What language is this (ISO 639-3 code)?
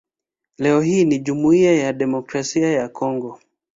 swa